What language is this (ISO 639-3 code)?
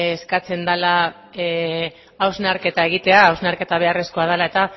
eus